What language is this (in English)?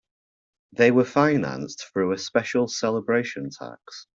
English